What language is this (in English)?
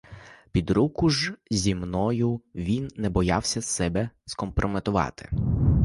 Ukrainian